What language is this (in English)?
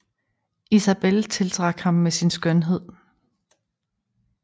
Danish